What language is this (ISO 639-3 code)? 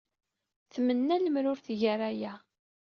kab